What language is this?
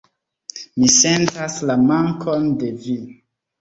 Esperanto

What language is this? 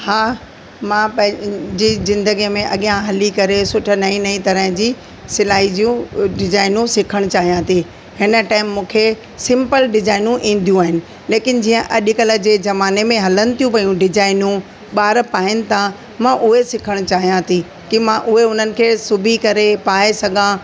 Sindhi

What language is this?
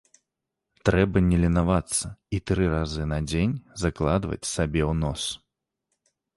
Belarusian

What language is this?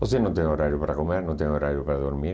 Portuguese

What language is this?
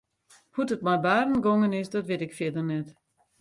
Western Frisian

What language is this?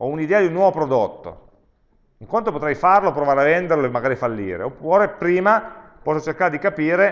Italian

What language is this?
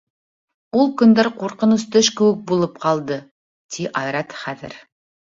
Bashkir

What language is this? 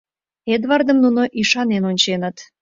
Mari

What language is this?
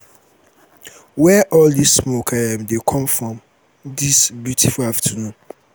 Nigerian Pidgin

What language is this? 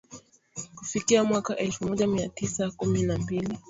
Swahili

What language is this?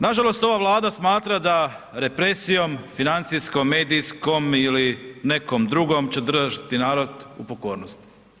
Croatian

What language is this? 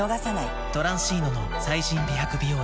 Japanese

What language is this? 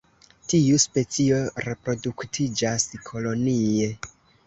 Esperanto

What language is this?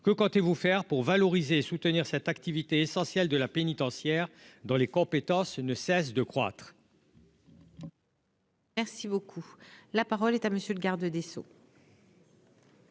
French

